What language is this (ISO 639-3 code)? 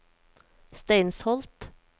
nor